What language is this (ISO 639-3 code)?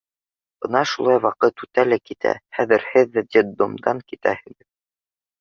bak